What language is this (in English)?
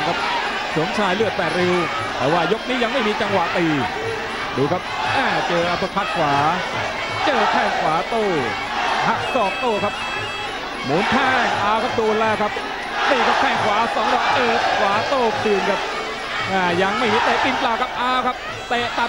Thai